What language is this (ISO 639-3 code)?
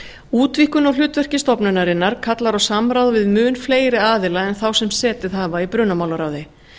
isl